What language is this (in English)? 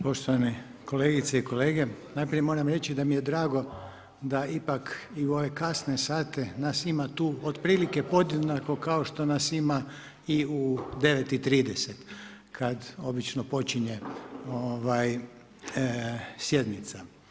Croatian